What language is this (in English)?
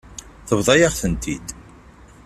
Kabyle